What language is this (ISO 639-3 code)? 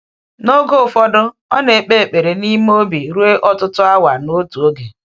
ibo